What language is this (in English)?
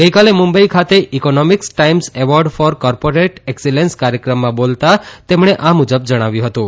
Gujarati